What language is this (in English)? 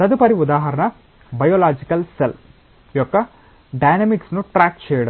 Telugu